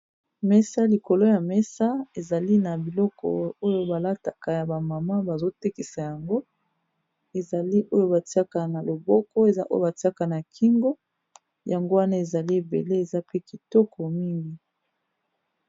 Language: Lingala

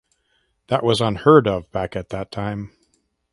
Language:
English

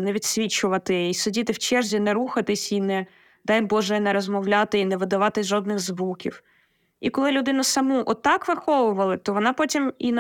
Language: Ukrainian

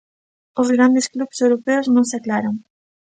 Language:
Galician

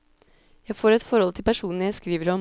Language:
Norwegian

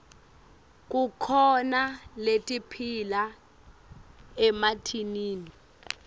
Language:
Swati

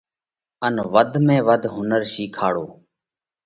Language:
Parkari Koli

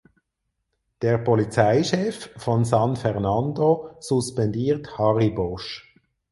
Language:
German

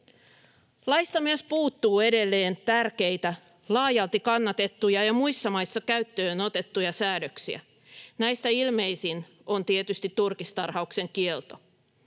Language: Finnish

